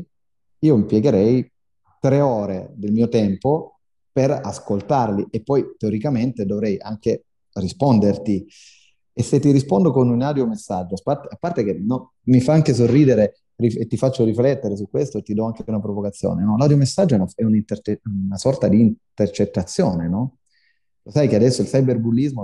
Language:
Italian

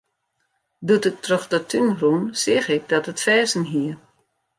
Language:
Western Frisian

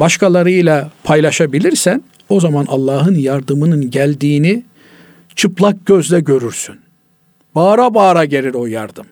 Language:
Turkish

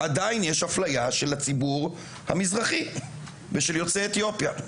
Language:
Hebrew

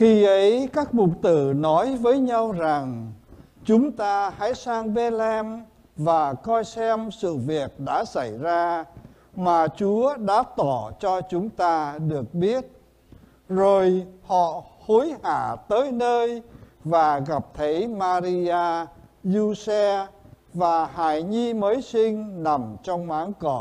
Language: Vietnamese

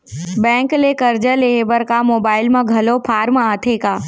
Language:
Chhattisgarhi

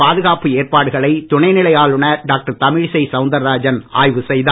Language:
Tamil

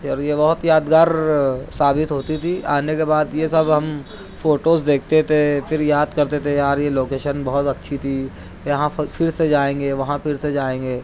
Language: Urdu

